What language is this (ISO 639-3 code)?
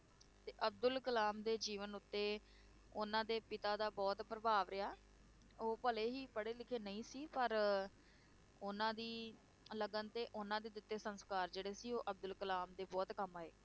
pan